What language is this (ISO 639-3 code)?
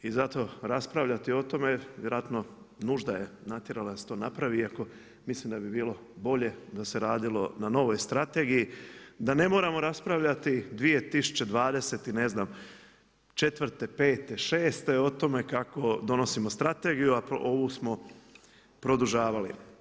hrv